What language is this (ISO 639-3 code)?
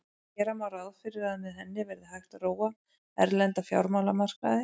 isl